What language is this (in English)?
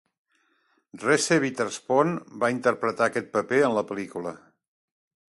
Catalan